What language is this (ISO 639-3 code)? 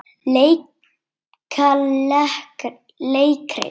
isl